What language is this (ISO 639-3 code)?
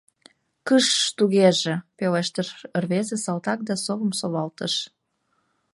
chm